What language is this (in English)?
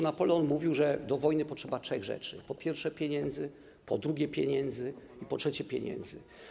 Polish